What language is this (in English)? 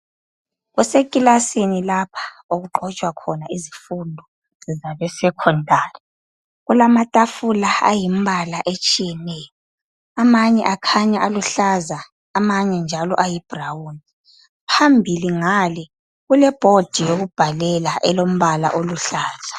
North Ndebele